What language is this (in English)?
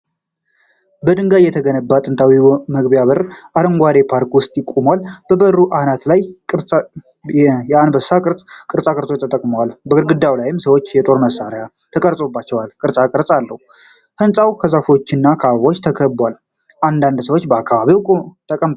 Amharic